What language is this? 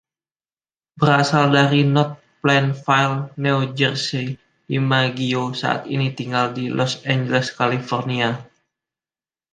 Indonesian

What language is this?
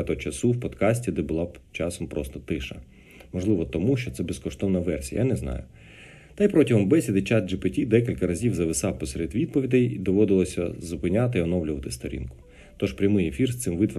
Ukrainian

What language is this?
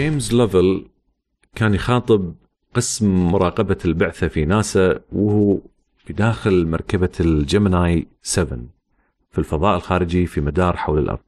Arabic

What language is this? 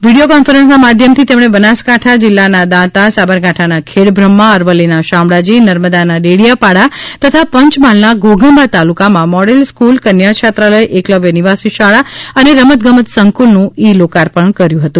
Gujarati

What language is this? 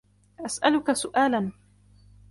Arabic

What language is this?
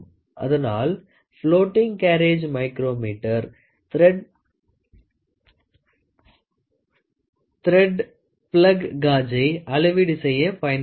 Tamil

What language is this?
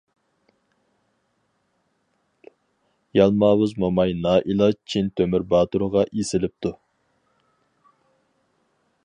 Uyghur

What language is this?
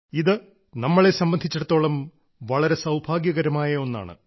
Malayalam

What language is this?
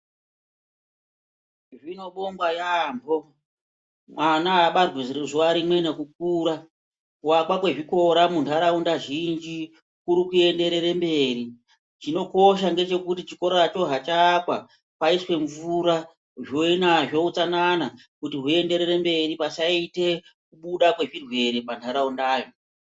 Ndau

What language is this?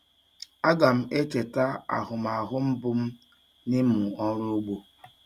Igbo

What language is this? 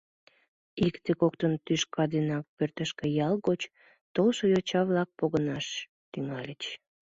Mari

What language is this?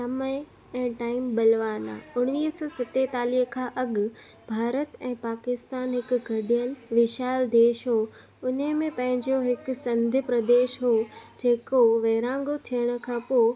Sindhi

